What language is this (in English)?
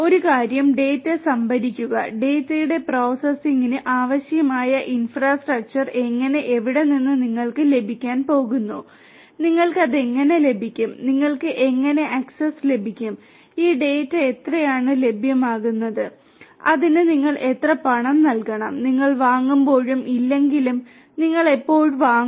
Malayalam